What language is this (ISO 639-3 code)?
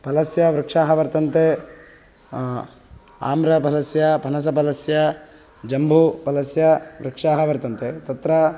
san